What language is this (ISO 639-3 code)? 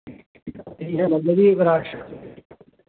doi